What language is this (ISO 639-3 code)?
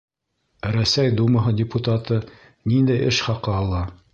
bak